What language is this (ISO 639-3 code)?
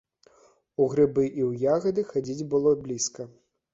bel